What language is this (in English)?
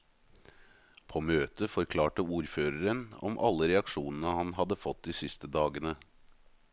Norwegian